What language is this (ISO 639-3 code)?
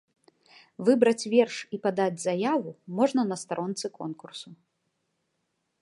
bel